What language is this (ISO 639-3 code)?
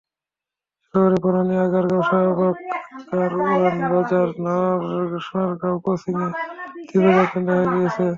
ben